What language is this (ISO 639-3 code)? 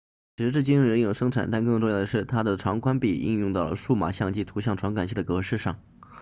zho